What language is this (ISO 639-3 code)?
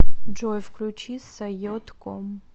rus